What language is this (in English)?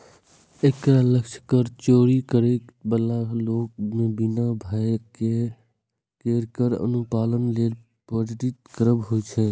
Maithili